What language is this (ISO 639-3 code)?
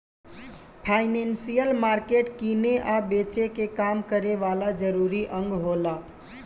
bho